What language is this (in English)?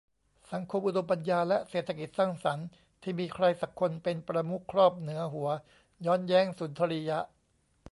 Thai